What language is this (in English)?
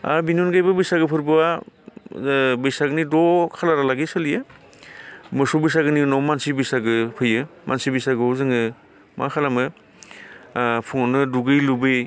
Bodo